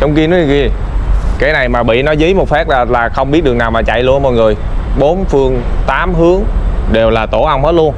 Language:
Vietnamese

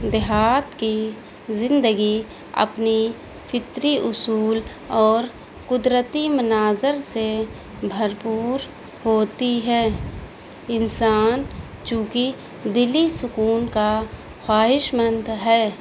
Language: Urdu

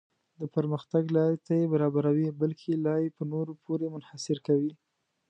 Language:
Pashto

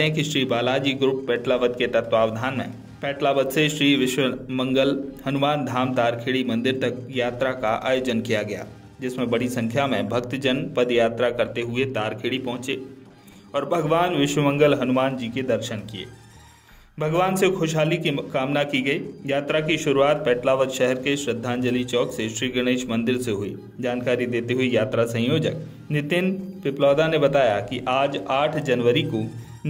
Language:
Hindi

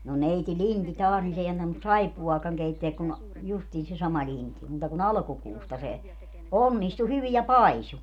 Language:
Finnish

